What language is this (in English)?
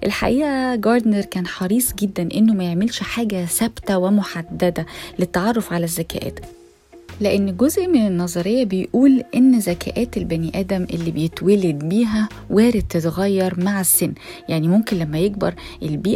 Arabic